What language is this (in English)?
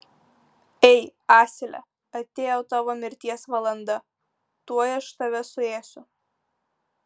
Lithuanian